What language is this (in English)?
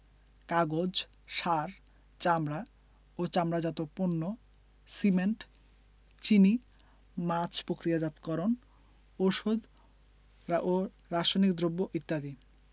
Bangla